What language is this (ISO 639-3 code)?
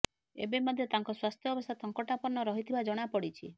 ori